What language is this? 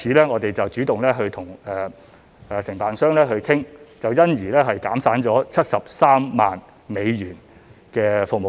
Cantonese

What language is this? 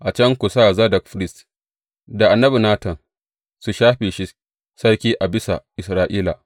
Hausa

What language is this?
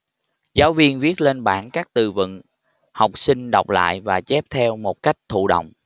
Vietnamese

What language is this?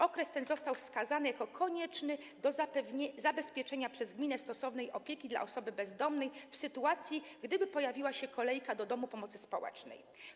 Polish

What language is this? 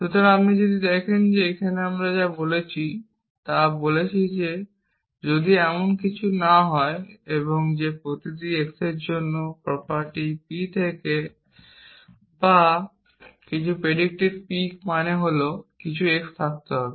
Bangla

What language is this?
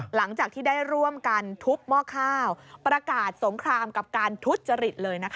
Thai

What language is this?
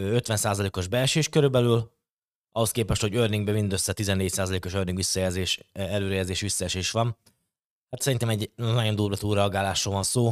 Hungarian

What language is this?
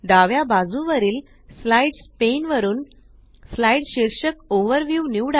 Marathi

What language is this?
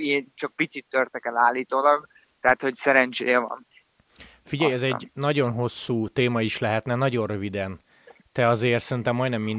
Hungarian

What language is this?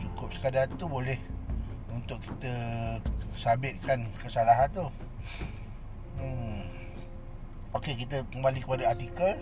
Malay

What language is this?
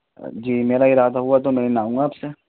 Urdu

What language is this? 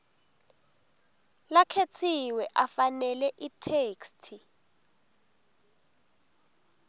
Swati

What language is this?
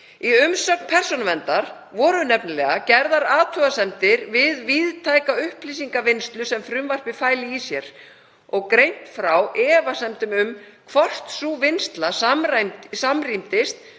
Icelandic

